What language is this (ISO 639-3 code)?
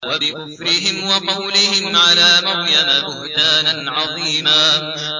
ara